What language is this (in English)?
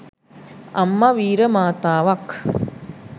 Sinhala